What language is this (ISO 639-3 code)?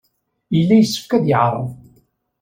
kab